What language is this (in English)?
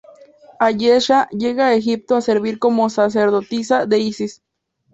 Spanish